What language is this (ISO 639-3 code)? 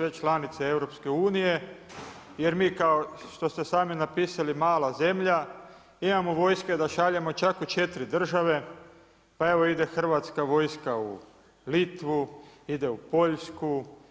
hrv